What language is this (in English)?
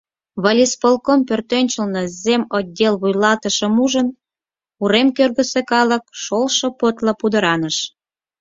Mari